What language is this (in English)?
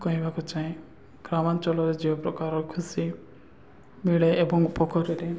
Odia